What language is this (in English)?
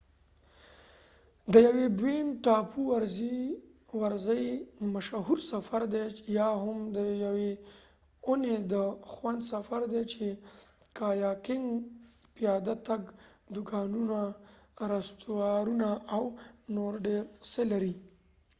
Pashto